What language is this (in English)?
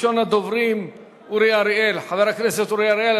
Hebrew